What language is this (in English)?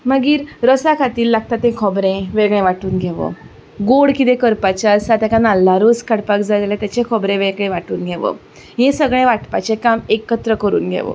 Konkani